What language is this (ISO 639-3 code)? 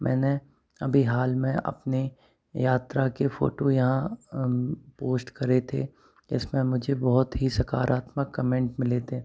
hin